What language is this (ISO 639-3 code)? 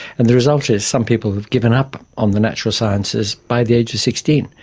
eng